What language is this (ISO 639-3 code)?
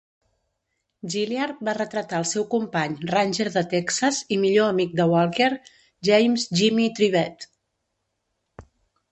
cat